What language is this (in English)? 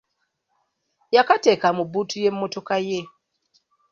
Ganda